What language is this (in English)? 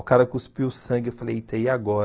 Portuguese